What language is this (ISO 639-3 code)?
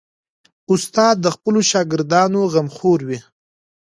pus